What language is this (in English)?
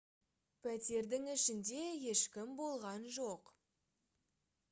Kazakh